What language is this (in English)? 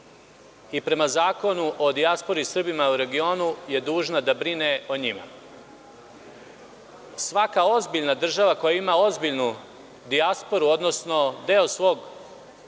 Serbian